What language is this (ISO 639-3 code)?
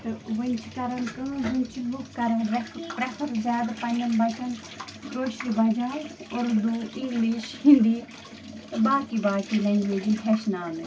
kas